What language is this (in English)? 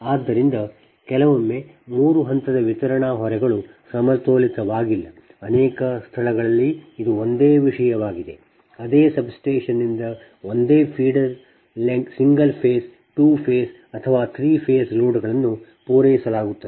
Kannada